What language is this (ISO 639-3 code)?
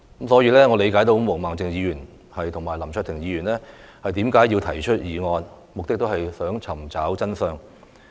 yue